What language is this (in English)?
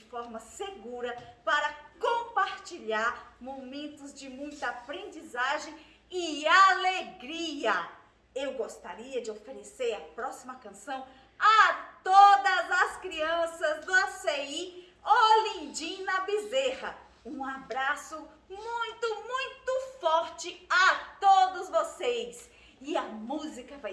Portuguese